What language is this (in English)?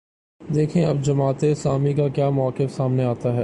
Urdu